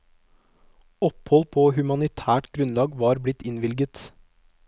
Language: Norwegian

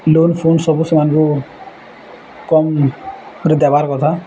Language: Odia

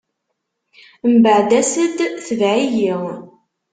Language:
Kabyle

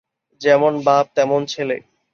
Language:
Bangla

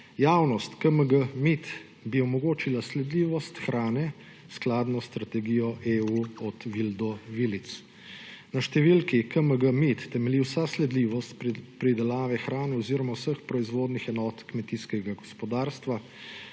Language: Slovenian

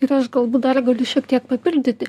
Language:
Lithuanian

